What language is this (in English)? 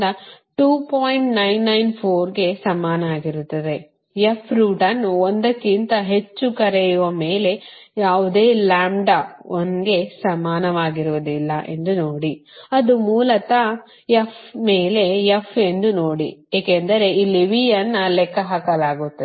Kannada